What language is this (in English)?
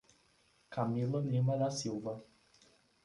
Portuguese